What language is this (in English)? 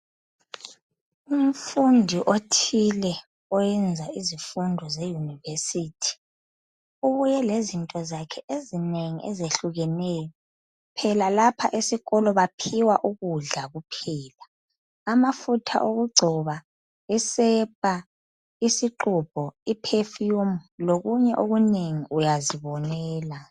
North Ndebele